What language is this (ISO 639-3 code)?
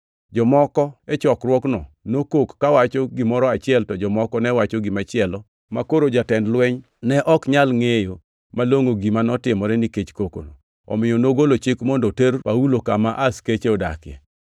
luo